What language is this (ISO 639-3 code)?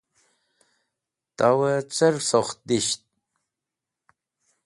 wbl